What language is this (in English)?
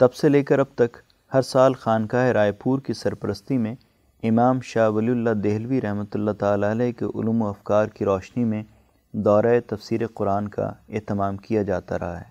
Urdu